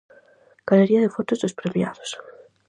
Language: Galician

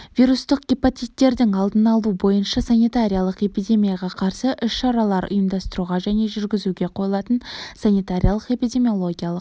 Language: Kazakh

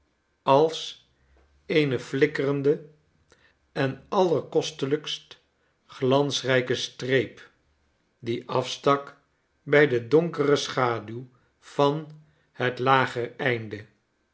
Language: Dutch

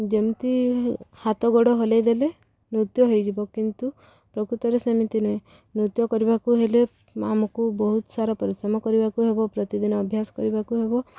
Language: Odia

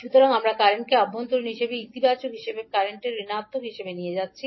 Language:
Bangla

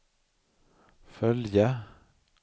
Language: Swedish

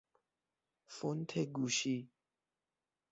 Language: Persian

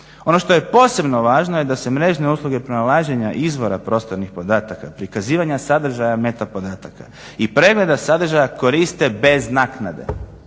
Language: Croatian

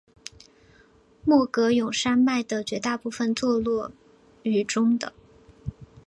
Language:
Chinese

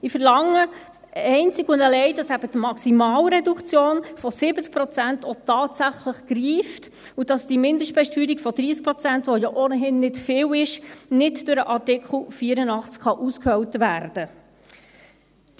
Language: Swiss German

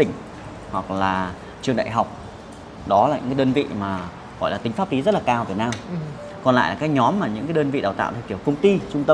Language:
Vietnamese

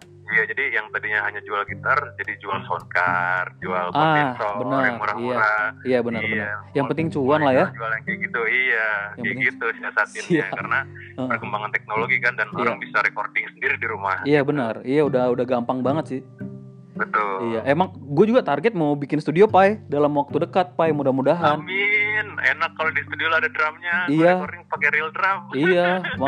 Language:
Indonesian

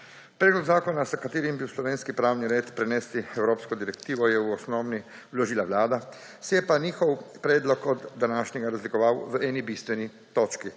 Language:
Slovenian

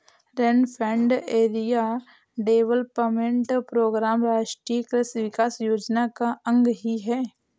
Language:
Hindi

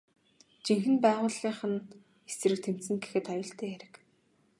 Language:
Mongolian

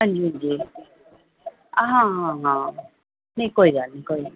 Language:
Dogri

